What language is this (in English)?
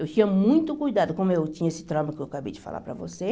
Portuguese